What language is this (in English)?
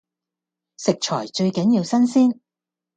Cantonese